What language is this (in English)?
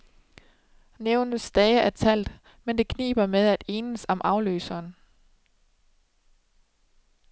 Danish